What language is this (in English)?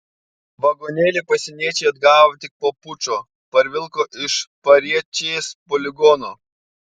Lithuanian